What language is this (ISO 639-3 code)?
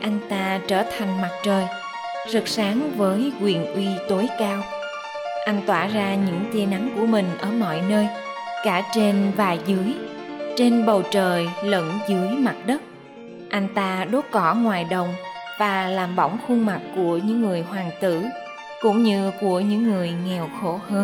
vie